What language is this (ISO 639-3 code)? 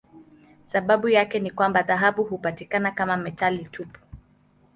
swa